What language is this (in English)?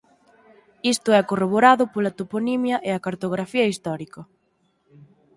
Galician